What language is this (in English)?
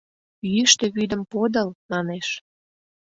Mari